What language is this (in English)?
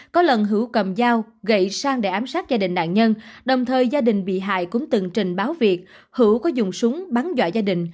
Vietnamese